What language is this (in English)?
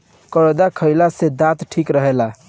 Bhojpuri